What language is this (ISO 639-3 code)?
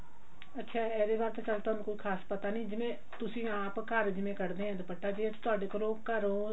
pan